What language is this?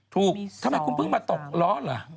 Thai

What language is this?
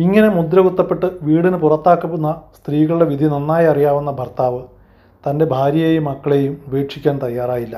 Malayalam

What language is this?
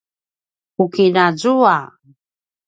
Paiwan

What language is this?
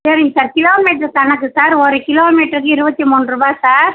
Tamil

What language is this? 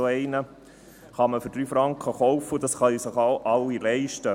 Swiss German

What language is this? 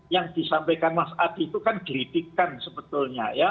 Indonesian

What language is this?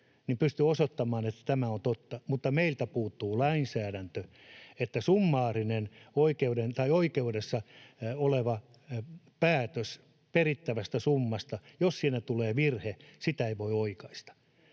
Finnish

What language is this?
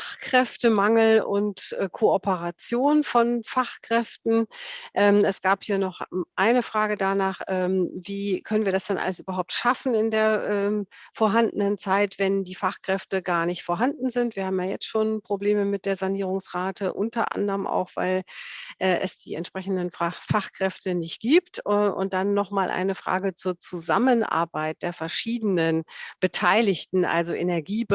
German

